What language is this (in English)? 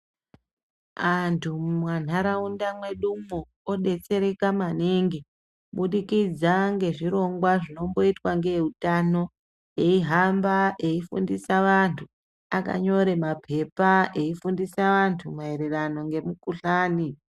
Ndau